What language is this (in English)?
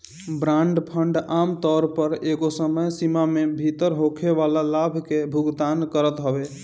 Bhojpuri